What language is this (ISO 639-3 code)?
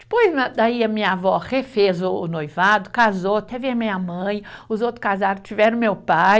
por